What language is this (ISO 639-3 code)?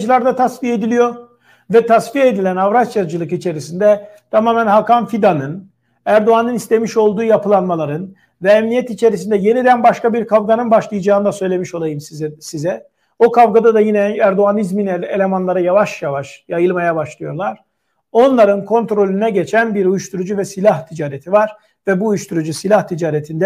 tur